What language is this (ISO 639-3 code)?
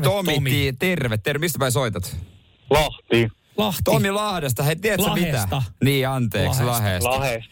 fin